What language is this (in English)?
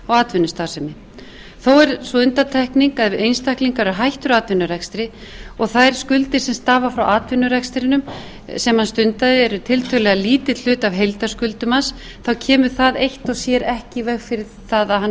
Icelandic